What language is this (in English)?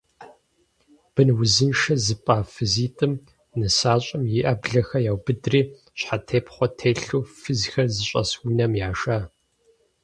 Kabardian